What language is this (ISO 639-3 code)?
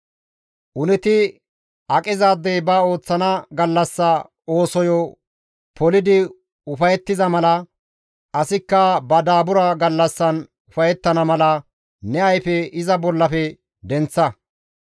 gmv